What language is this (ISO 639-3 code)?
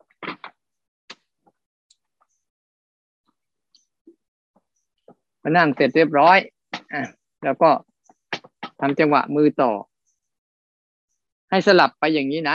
tha